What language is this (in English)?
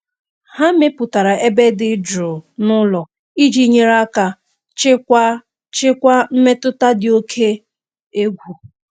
Igbo